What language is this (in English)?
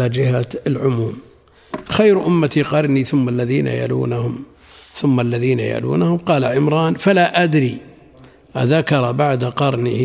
Arabic